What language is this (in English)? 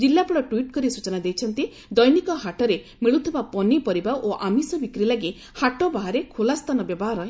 Odia